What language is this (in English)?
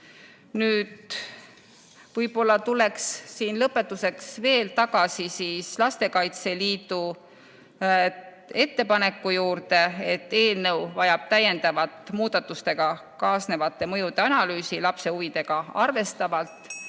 Estonian